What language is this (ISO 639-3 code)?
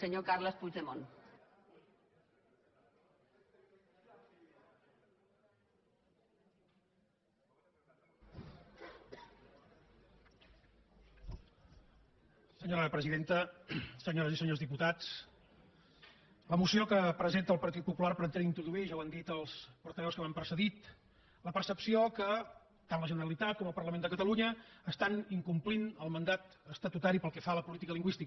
cat